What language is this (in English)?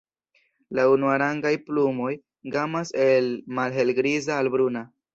Esperanto